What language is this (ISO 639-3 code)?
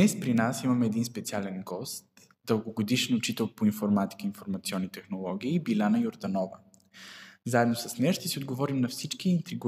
bul